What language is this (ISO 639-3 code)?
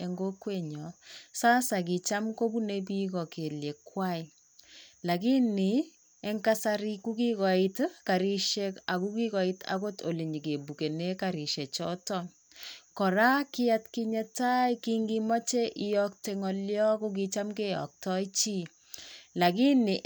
kln